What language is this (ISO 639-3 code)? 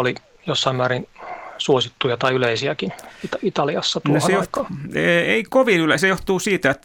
fin